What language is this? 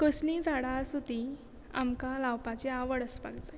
Konkani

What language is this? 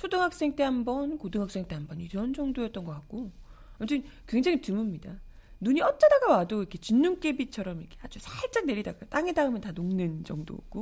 Korean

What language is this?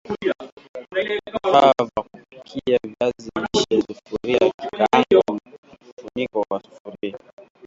Swahili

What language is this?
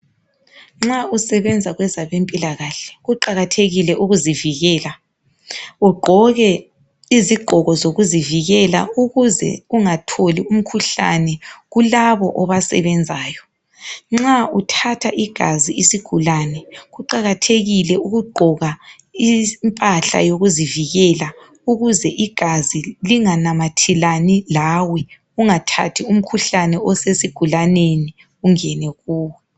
North Ndebele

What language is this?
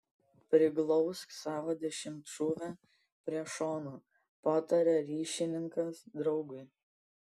Lithuanian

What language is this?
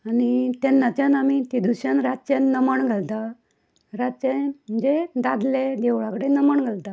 Konkani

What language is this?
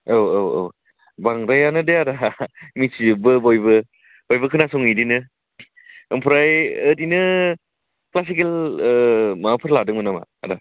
Bodo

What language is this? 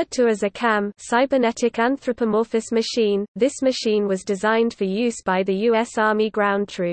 English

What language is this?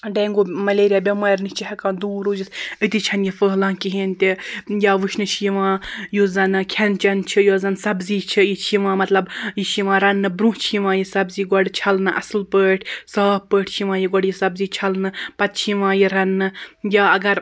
Kashmiri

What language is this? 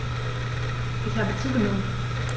German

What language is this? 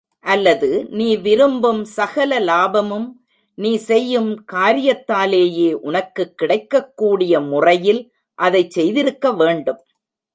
Tamil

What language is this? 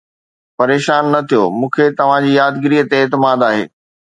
Sindhi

